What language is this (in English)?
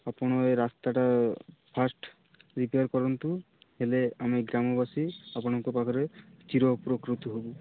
Odia